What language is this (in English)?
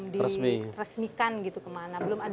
Indonesian